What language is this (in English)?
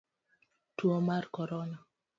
Luo (Kenya and Tanzania)